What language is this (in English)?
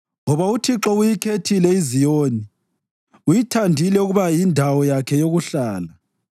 North Ndebele